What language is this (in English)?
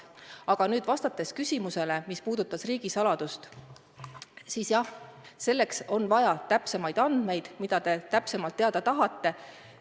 Estonian